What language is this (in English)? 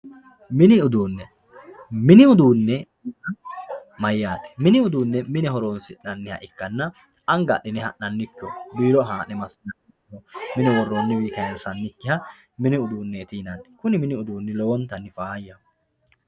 Sidamo